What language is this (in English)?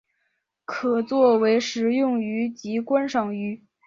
Chinese